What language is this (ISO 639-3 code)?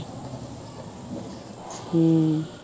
pan